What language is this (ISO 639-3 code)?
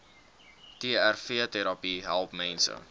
afr